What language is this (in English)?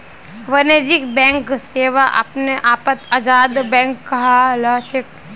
Magahi